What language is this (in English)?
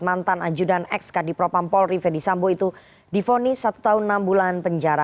Indonesian